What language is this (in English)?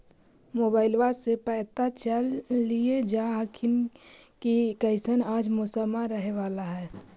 Magahi